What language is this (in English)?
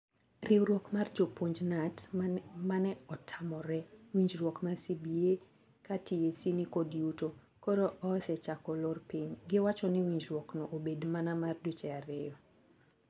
Luo (Kenya and Tanzania)